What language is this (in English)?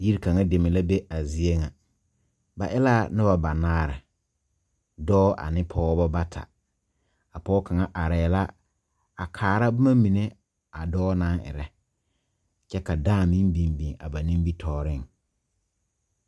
Southern Dagaare